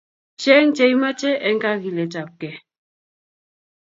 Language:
Kalenjin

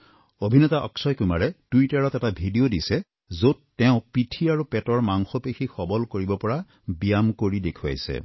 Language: Assamese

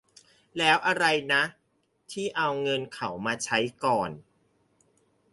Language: Thai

